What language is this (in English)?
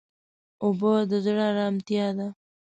Pashto